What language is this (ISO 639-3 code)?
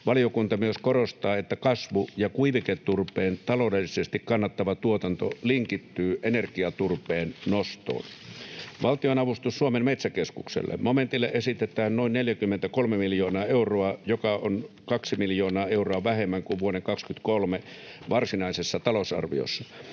fin